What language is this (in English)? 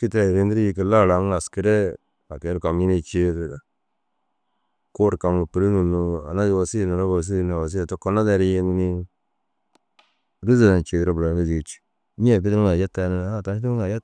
Dazaga